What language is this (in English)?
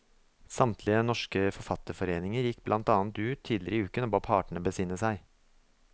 Norwegian